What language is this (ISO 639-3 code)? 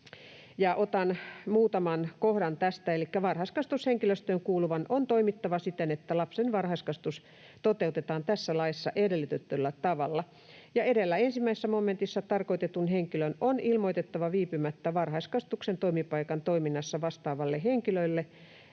fin